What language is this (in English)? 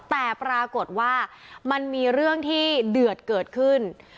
Thai